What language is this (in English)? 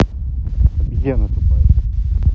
Russian